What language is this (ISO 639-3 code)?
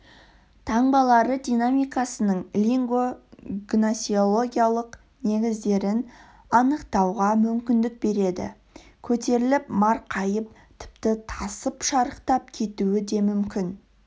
kaz